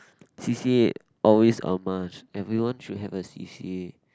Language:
English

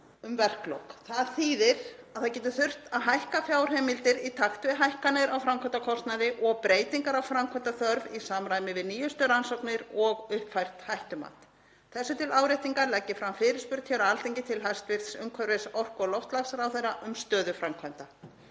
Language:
Icelandic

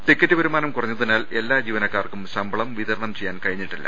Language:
Malayalam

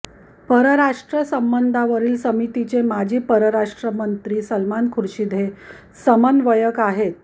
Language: Marathi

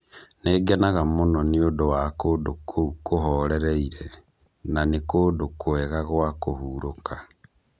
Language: Kikuyu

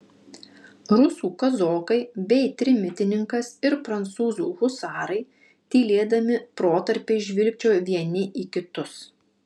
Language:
Lithuanian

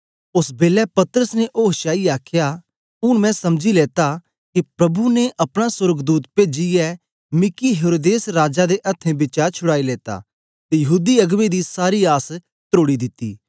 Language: Dogri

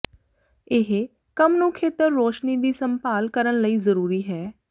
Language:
Punjabi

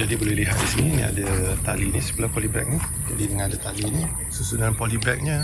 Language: Malay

